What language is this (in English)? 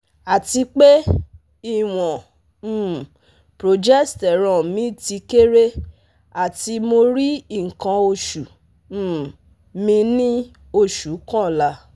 Yoruba